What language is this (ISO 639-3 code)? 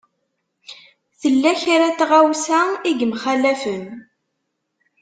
kab